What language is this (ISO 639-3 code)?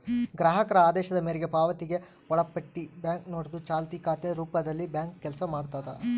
kan